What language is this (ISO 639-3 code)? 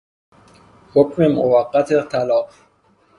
fas